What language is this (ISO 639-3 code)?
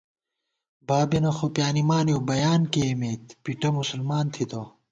gwt